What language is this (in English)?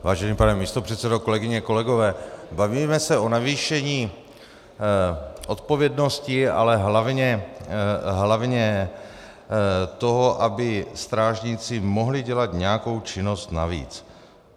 Czech